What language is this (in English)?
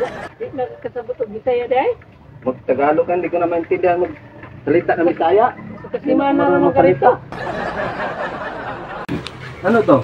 Filipino